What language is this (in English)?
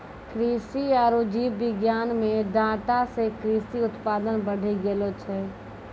Maithili